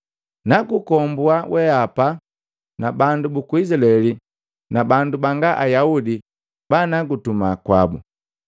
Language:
Matengo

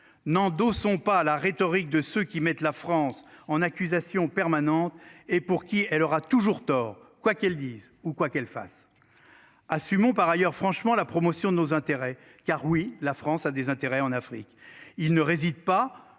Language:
French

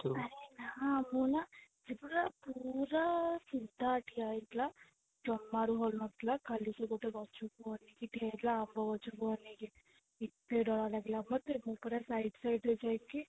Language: Odia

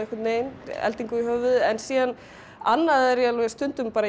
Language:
Icelandic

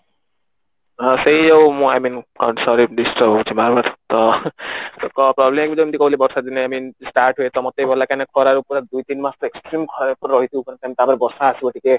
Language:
Odia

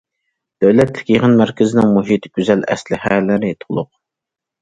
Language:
Uyghur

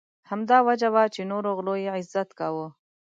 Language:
Pashto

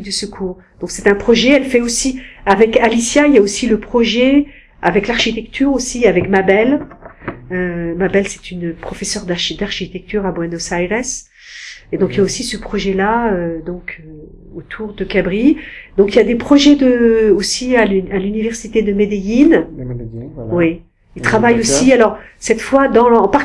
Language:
French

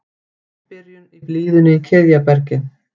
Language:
Icelandic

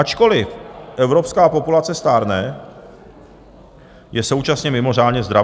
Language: Czech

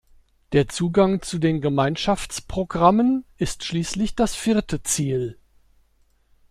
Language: German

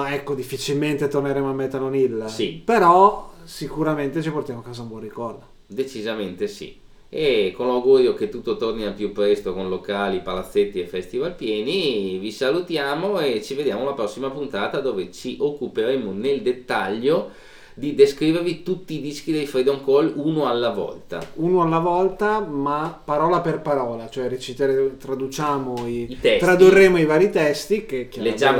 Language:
Italian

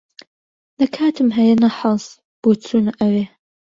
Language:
Central Kurdish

